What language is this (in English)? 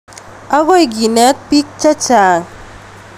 Kalenjin